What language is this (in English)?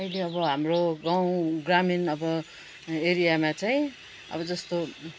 Nepali